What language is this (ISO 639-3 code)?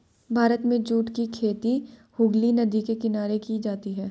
hin